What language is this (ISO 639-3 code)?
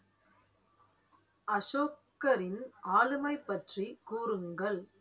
tam